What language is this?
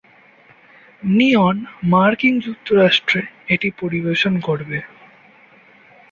Bangla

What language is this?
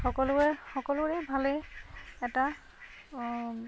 Assamese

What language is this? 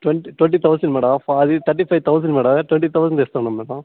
Telugu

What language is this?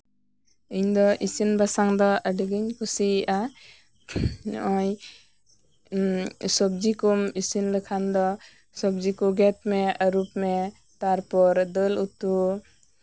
Santali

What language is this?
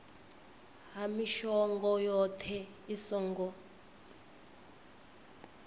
Venda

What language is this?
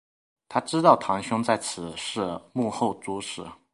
Chinese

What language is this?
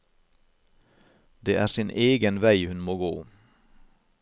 Norwegian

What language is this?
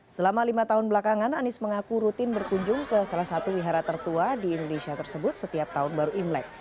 Indonesian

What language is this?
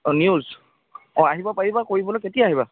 Assamese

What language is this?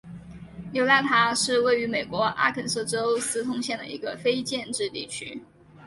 Chinese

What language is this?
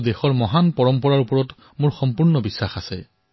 Assamese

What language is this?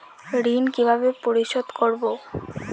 Bangla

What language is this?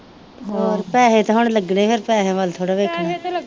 Punjabi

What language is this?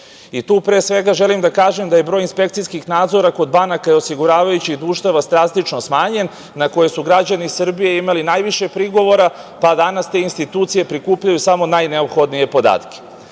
Serbian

